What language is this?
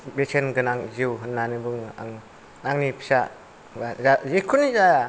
Bodo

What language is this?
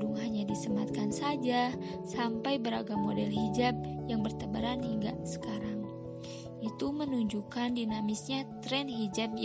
Indonesian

